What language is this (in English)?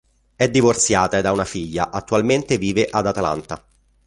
Italian